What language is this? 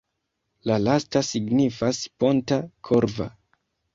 Esperanto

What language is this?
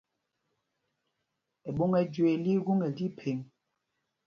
Mpumpong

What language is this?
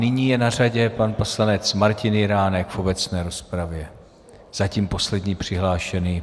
Czech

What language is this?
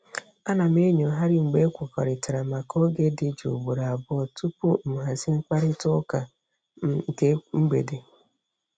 Igbo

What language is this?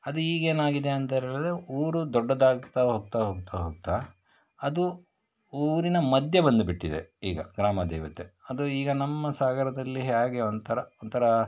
Kannada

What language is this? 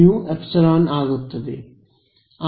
Kannada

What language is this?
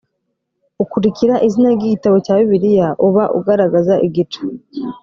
Kinyarwanda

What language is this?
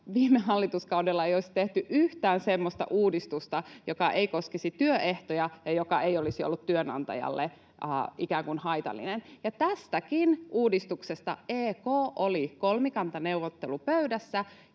Finnish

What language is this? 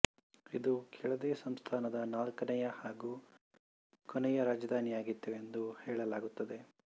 Kannada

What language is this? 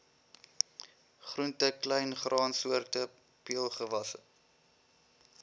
Afrikaans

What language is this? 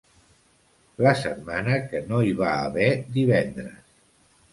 Catalan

